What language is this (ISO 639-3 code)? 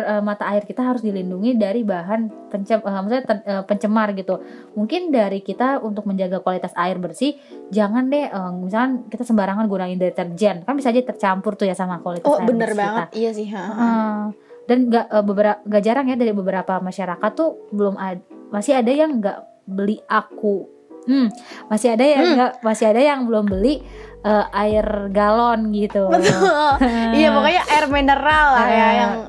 ind